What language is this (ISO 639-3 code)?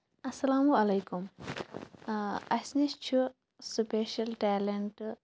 kas